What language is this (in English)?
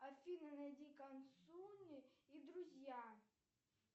Russian